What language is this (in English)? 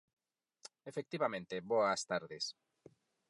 Galician